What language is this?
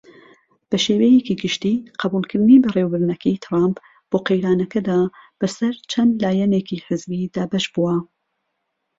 Central Kurdish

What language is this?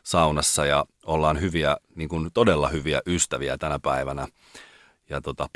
Finnish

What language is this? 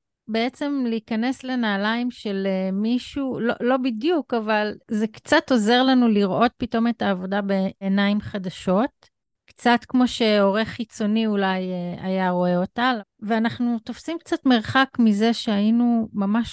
Hebrew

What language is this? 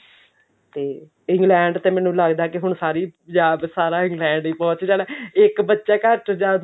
Punjabi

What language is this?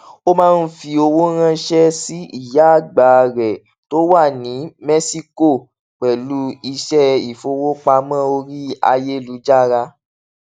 Yoruba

